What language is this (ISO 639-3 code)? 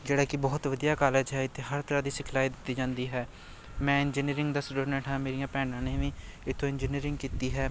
pan